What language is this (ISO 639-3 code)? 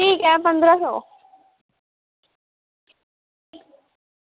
doi